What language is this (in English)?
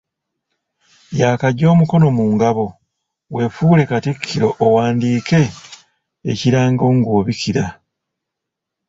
Ganda